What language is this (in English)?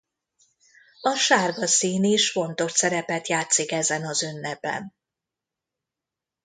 Hungarian